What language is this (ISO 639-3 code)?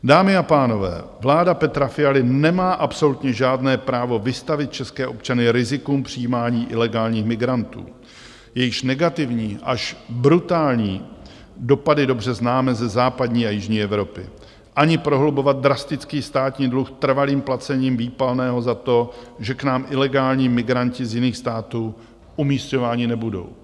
ces